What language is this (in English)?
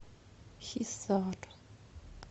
Russian